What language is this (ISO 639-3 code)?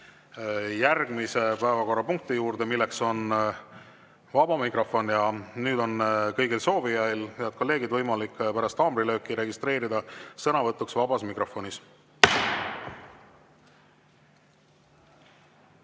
est